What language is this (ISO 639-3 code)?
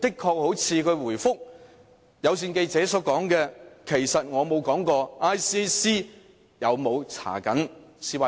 yue